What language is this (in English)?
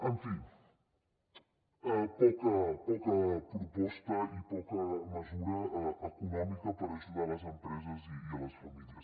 Catalan